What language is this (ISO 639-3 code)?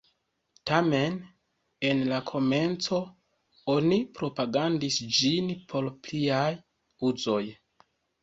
epo